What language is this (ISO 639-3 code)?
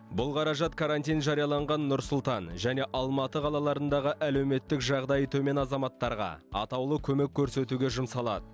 kaz